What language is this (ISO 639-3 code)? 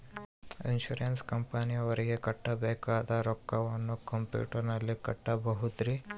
kan